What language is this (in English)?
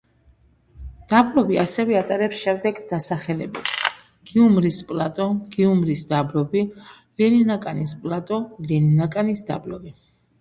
Georgian